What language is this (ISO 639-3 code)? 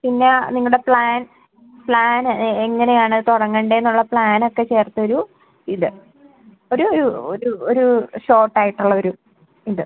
mal